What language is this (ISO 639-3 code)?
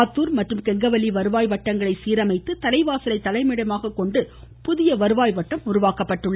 tam